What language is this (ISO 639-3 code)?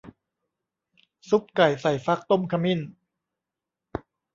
tha